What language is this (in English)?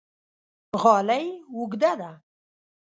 Pashto